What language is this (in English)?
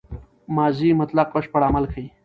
Pashto